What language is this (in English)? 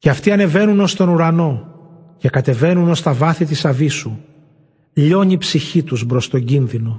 Greek